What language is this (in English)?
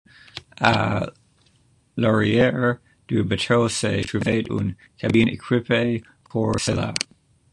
French